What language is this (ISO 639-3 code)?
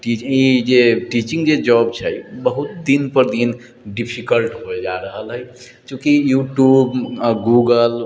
mai